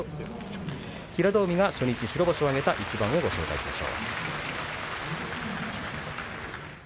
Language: Japanese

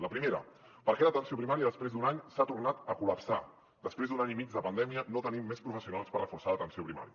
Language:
Catalan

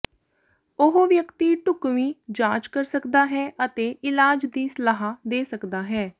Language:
Punjabi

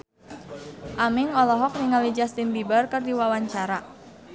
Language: Sundanese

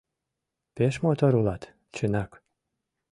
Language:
Mari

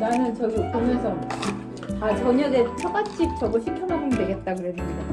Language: Korean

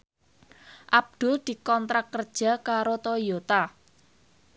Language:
Javanese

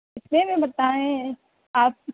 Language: Urdu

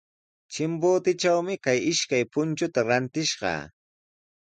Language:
Sihuas Ancash Quechua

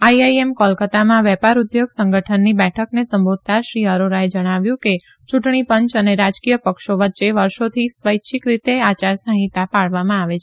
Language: Gujarati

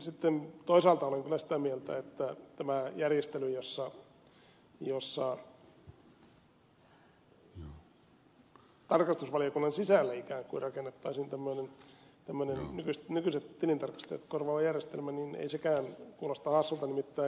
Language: Finnish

